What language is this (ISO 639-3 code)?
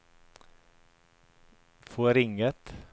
nor